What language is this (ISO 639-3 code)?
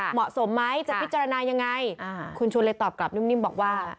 tha